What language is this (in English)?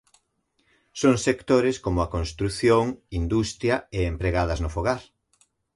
Galician